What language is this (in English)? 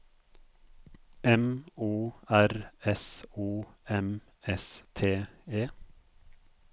Norwegian